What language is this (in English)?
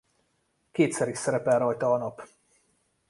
Hungarian